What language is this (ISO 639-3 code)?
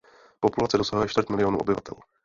ces